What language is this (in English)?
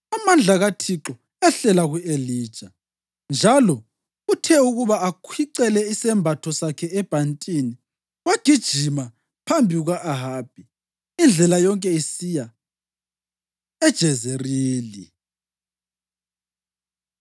North Ndebele